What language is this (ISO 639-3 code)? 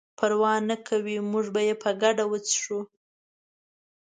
pus